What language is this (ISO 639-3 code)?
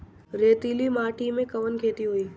bho